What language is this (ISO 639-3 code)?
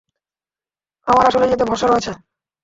ben